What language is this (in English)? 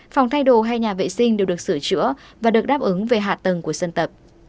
Vietnamese